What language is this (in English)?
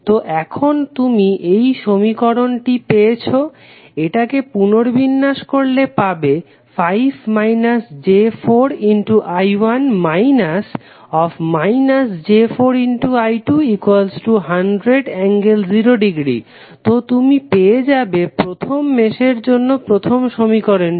Bangla